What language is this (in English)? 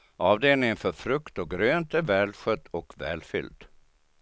Swedish